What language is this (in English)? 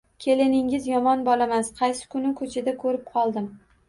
Uzbek